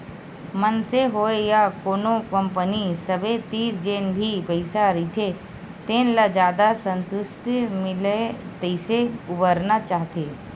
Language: Chhattisgarhi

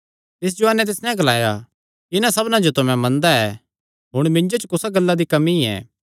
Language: Kangri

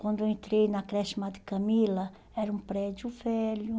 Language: Portuguese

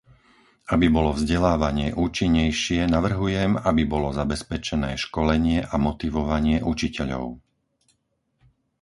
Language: Slovak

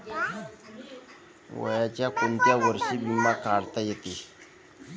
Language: Marathi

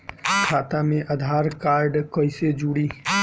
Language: Bhojpuri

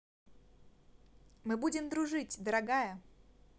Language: Russian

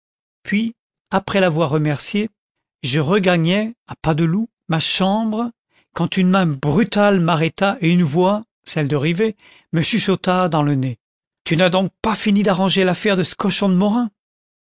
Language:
French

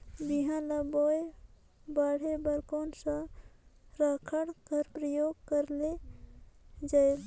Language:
Chhattisgarhi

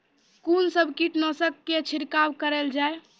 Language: Maithili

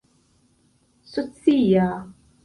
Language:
Esperanto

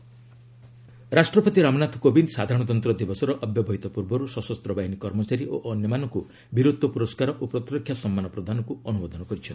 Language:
Odia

